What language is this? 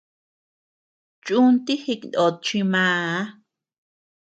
Tepeuxila Cuicatec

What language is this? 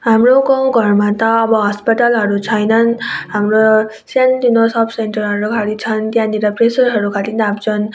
Nepali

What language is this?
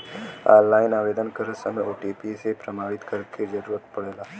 Bhojpuri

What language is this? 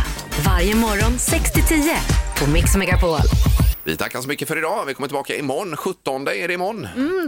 Swedish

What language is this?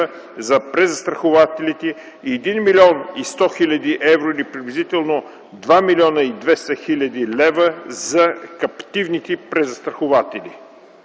Bulgarian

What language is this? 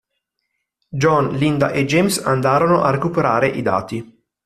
Italian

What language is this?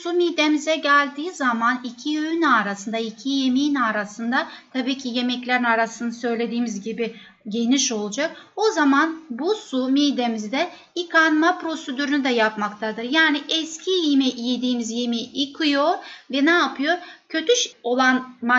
Turkish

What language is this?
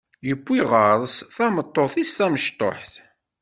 Kabyle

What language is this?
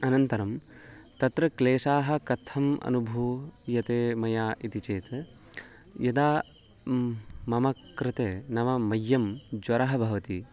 Sanskrit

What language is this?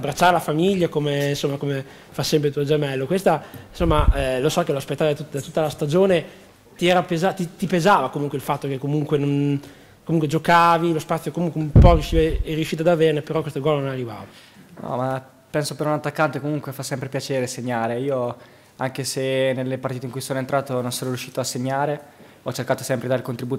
Italian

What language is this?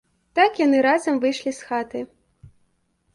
Belarusian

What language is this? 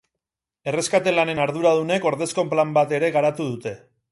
Basque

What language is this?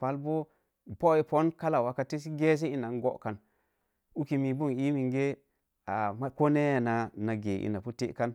Mom Jango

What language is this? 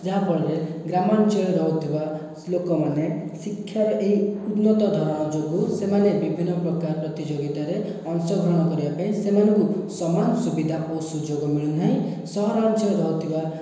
Odia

